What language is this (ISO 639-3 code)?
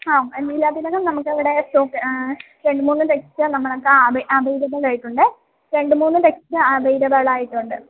mal